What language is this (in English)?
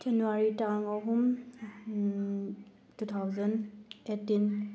Manipuri